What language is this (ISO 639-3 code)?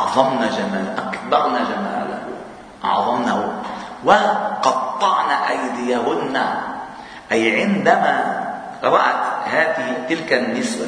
ara